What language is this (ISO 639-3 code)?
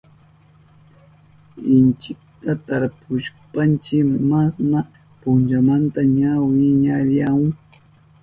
qup